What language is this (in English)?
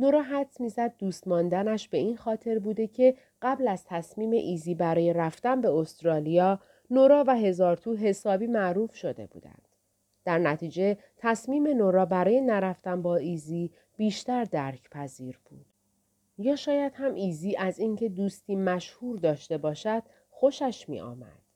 Persian